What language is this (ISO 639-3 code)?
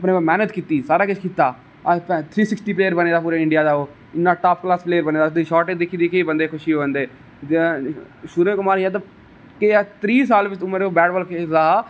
doi